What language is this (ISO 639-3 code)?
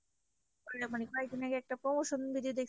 ben